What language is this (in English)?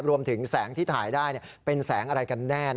Thai